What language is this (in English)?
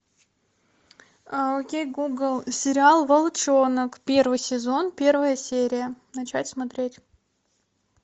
Russian